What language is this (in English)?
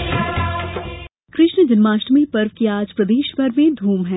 Hindi